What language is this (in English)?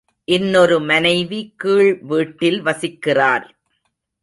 Tamil